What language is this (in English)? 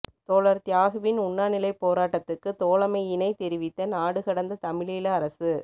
Tamil